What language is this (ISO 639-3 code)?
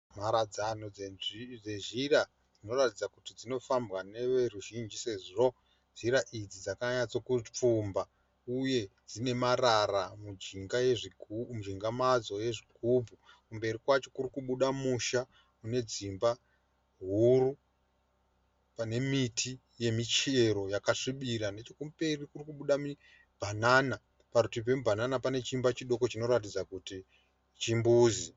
sna